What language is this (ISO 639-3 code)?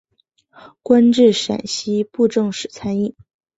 zho